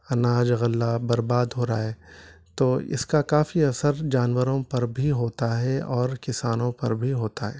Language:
Urdu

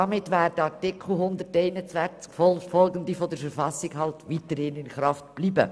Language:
Swiss German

